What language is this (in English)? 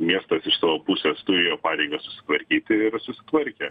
Lithuanian